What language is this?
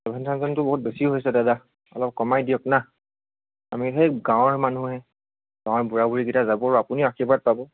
Assamese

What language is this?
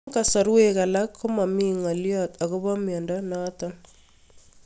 Kalenjin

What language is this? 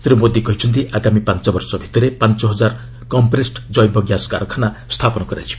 Odia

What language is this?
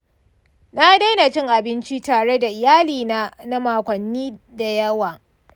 Hausa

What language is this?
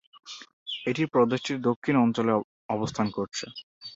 Bangla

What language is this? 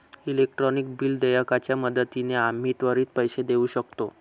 Marathi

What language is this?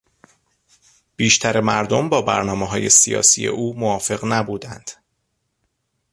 Persian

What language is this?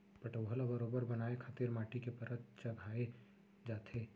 Chhattisgarhi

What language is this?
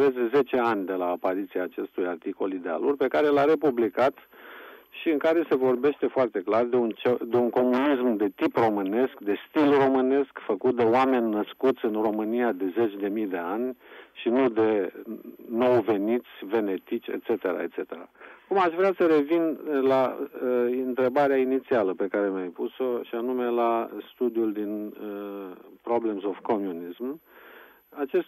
Romanian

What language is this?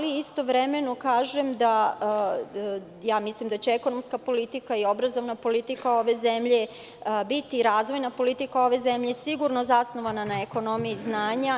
Serbian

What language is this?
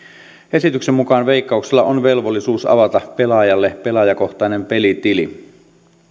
Finnish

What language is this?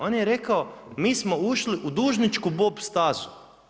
Croatian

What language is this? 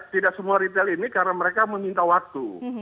Indonesian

